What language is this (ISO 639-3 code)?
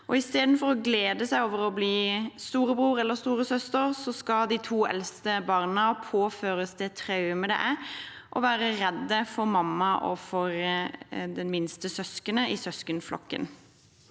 nor